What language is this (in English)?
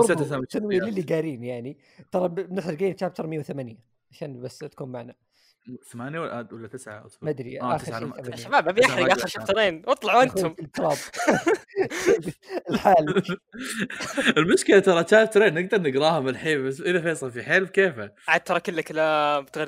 Arabic